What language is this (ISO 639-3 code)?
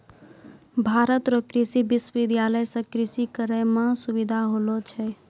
mai